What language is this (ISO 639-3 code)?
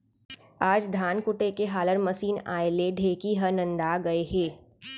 hne